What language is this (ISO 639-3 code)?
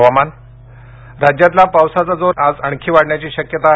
mar